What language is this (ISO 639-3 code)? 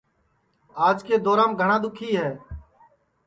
ssi